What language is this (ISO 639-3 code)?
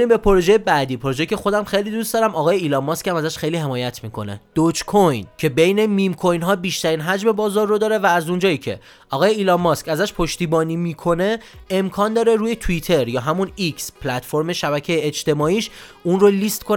fas